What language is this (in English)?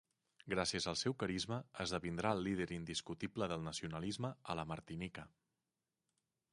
Catalan